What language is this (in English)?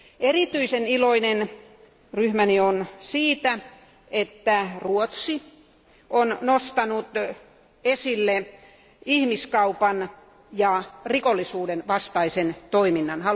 Finnish